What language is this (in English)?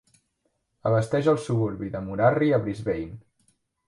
Catalan